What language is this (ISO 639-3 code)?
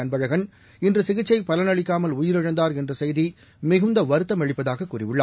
tam